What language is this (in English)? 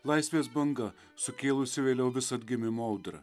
Lithuanian